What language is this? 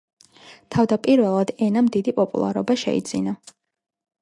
Georgian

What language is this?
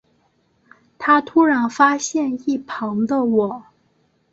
Chinese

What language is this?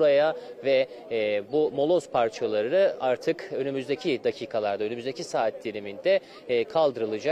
Turkish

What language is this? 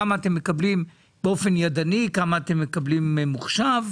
Hebrew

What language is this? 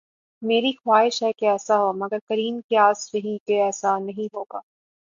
Urdu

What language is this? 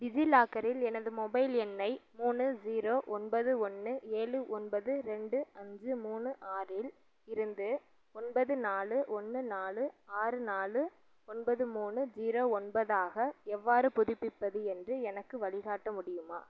Tamil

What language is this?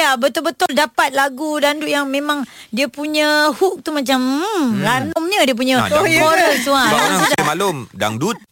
Malay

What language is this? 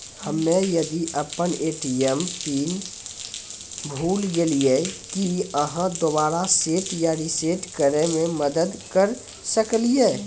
Maithili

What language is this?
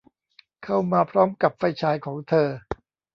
Thai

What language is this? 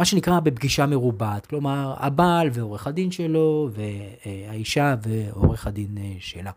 Hebrew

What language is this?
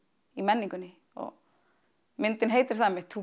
Icelandic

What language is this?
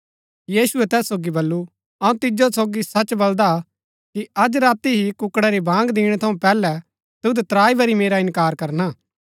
Gaddi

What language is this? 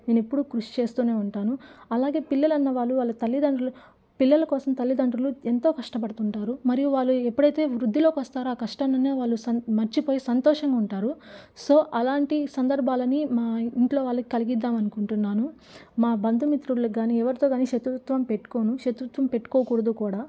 Telugu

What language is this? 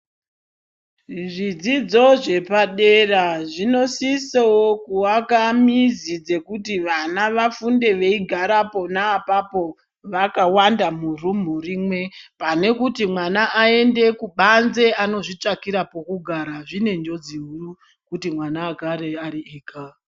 Ndau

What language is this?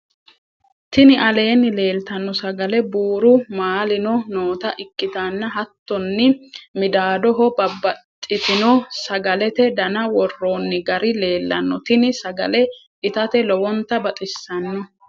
Sidamo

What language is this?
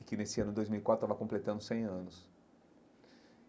Portuguese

